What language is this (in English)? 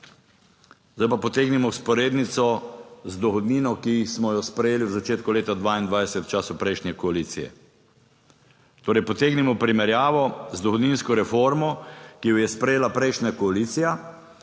Slovenian